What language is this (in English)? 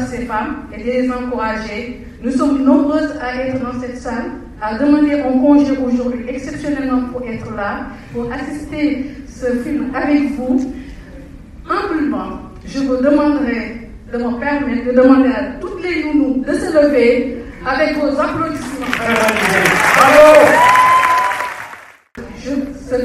French